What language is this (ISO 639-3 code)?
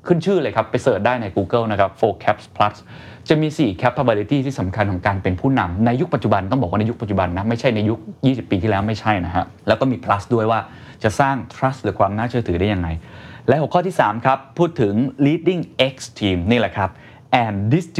tha